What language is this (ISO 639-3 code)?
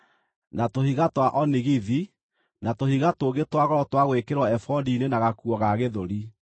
kik